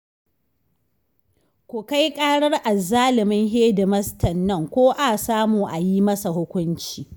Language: Hausa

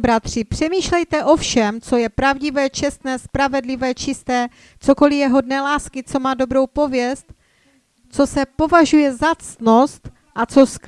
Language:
Czech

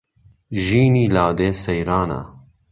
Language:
Central Kurdish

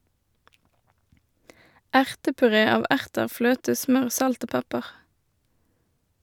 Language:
Norwegian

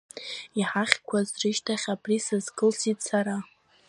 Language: Abkhazian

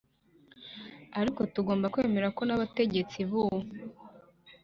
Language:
Kinyarwanda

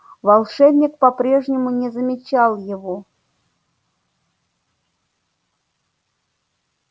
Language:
Russian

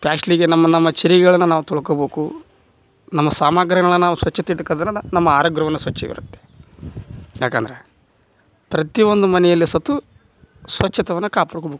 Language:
Kannada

